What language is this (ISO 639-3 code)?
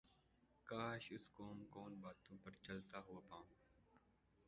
urd